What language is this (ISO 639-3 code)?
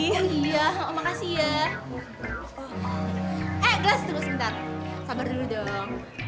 ind